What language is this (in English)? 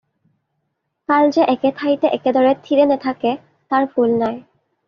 Assamese